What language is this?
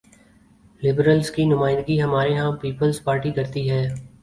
Urdu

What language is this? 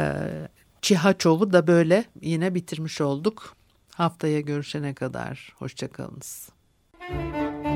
Turkish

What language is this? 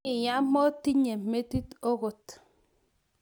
Kalenjin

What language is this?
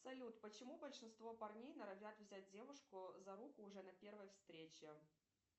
Russian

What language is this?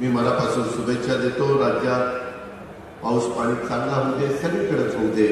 Marathi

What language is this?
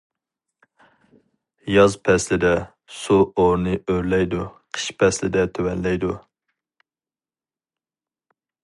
Uyghur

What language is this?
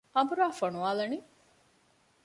Divehi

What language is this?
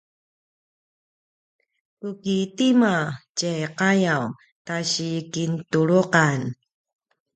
Paiwan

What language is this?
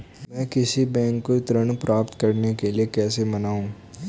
Hindi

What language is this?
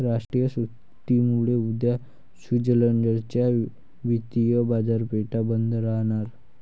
Marathi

